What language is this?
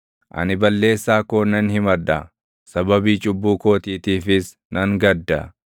Oromo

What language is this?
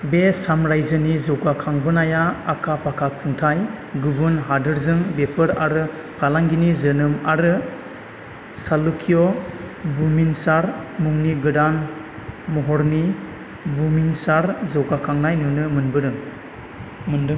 Bodo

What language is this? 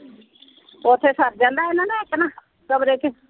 Punjabi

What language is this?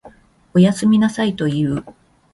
Japanese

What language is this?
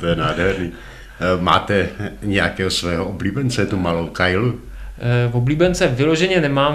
Czech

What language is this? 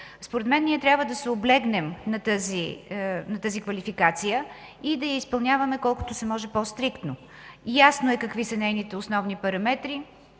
Bulgarian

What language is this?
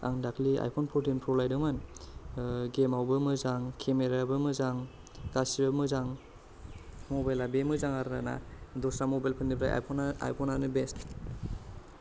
Bodo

